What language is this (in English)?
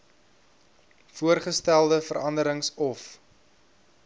Afrikaans